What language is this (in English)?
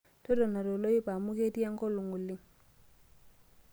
Masai